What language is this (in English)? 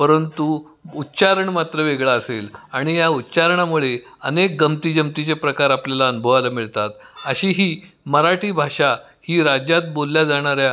Marathi